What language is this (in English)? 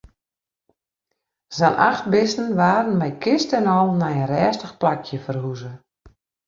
Western Frisian